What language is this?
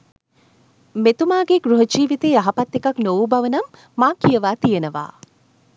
Sinhala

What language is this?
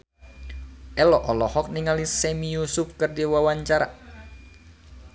Sundanese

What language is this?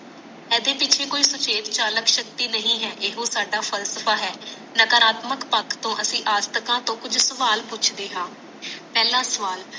Punjabi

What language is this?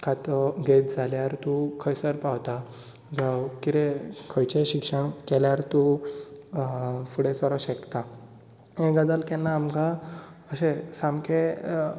Konkani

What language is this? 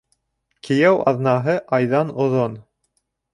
Bashkir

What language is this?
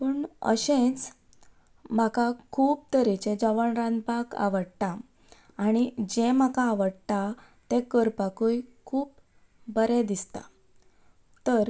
Konkani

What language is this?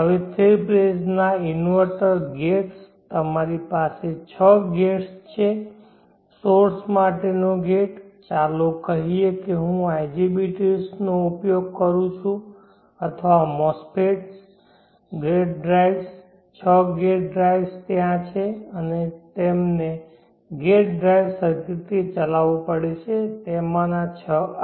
Gujarati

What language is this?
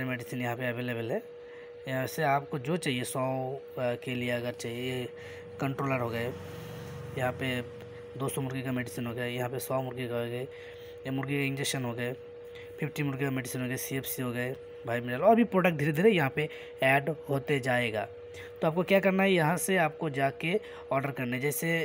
Hindi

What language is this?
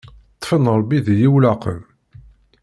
Kabyle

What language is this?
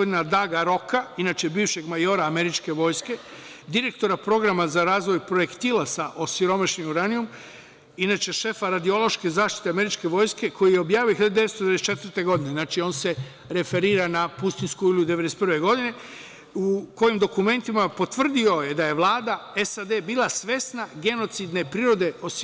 Serbian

